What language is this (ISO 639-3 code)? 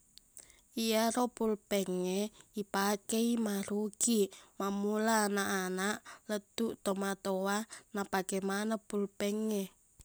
bug